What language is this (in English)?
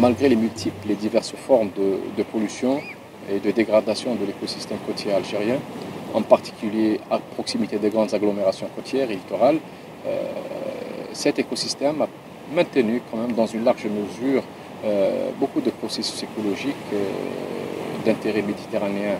French